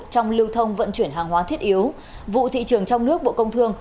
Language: Vietnamese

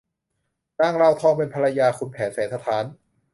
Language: Thai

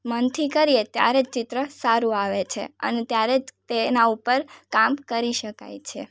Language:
Gujarati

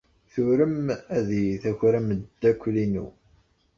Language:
Kabyle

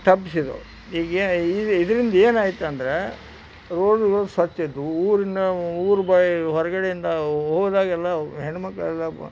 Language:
Kannada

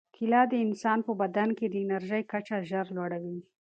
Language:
Pashto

